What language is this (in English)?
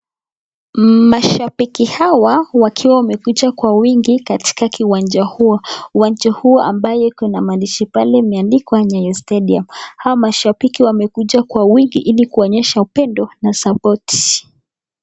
Swahili